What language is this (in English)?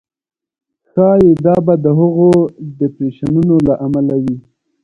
Pashto